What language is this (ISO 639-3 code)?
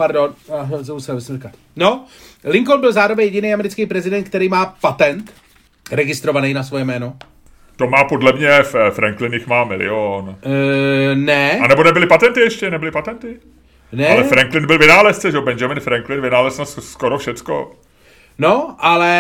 ces